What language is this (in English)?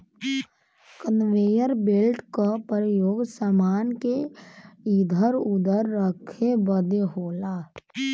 Bhojpuri